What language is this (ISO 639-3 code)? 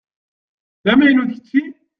kab